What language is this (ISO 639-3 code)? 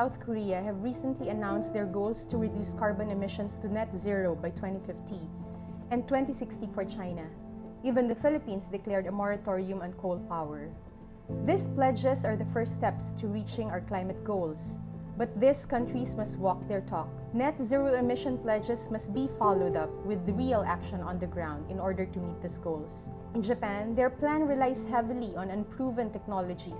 eng